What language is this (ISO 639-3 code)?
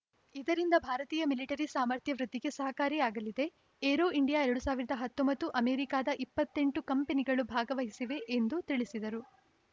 kan